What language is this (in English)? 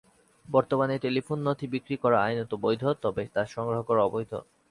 Bangla